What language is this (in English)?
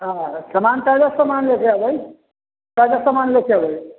Maithili